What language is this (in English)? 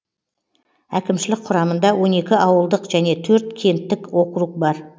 Kazakh